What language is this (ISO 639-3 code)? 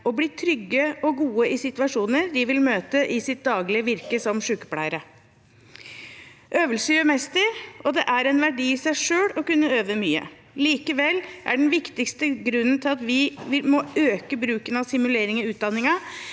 nor